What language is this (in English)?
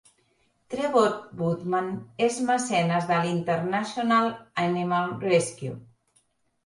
Catalan